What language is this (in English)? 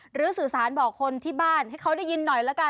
Thai